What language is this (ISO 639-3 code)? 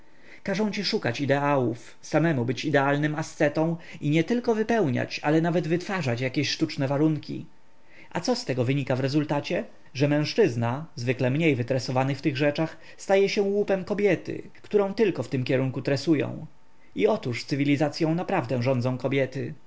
pol